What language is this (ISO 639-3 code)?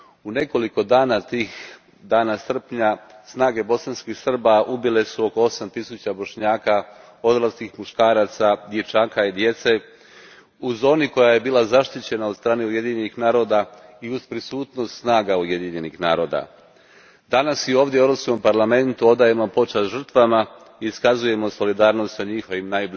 hrv